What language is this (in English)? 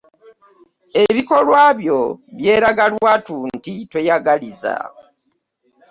Ganda